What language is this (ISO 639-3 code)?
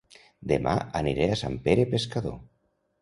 cat